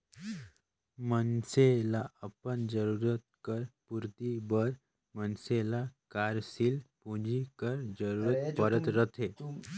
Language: Chhattisgarhi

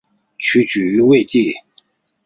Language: Chinese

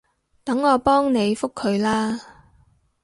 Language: Cantonese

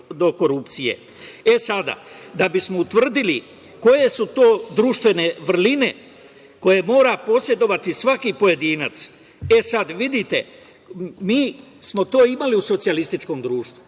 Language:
Serbian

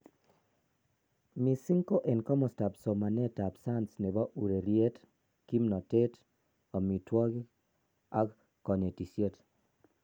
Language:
Kalenjin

